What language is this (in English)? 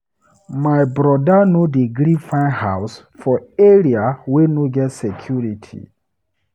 Nigerian Pidgin